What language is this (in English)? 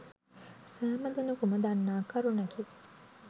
Sinhala